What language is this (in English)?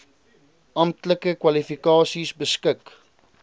Afrikaans